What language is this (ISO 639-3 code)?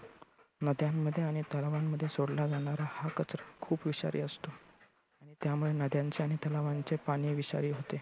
mar